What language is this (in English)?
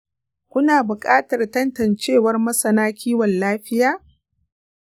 Hausa